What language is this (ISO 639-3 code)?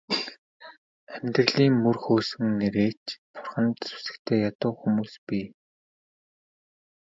mon